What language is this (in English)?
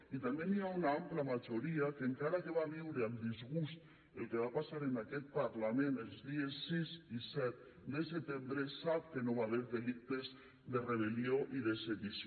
Catalan